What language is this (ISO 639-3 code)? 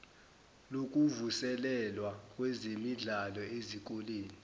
zul